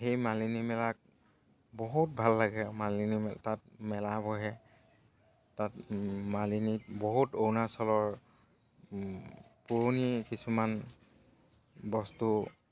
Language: Assamese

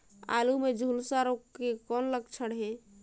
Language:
Chhattisgarhi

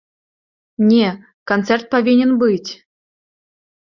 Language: Belarusian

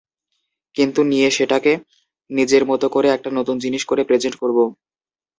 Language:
Bangla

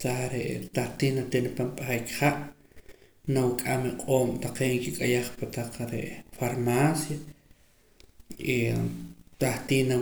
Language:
Poqomam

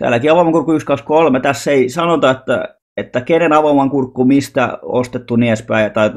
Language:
Finnish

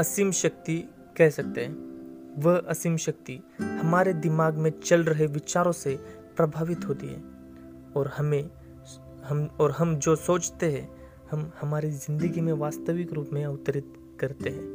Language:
Hindi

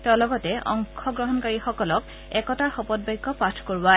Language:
Assamese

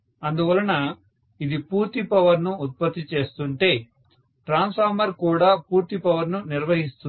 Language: Telugu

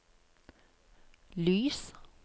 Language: Norwegian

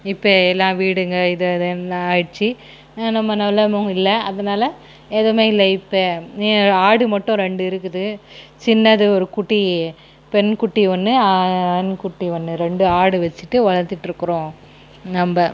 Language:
Tamil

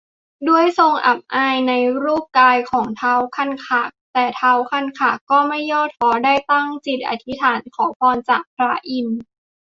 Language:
Thai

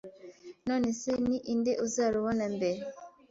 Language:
Kinyarwanda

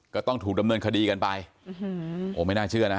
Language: Thai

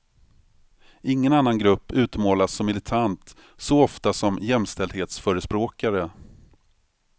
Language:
Swedish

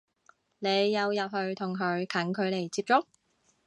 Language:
Cantonese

